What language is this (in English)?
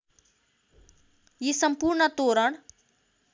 Nepali